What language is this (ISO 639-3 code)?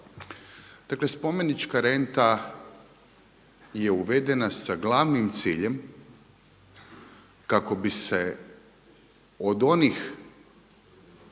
hrv